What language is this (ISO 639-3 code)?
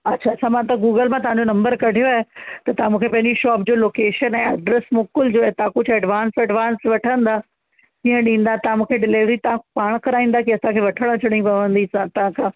snd